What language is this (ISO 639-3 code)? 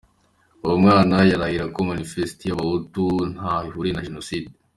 kin